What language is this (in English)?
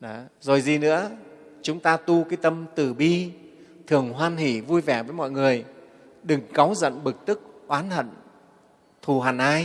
Vietnamese